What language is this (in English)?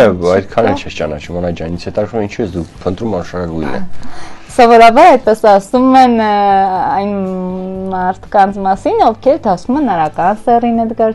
Romanian